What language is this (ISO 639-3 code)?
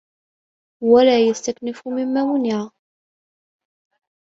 ara